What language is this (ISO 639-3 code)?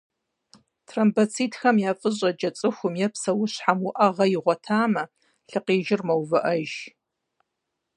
kbd